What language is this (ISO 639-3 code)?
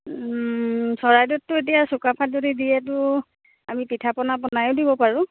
asm